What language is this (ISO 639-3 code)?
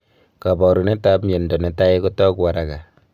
kln